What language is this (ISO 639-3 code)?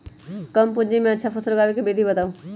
mag